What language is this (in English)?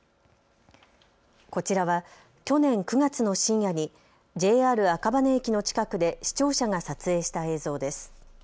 Japanese